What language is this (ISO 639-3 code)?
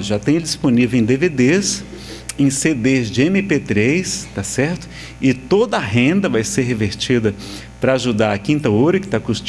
por